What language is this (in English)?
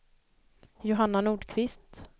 Swedish